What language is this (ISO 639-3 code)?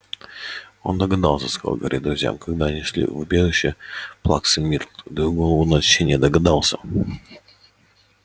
rus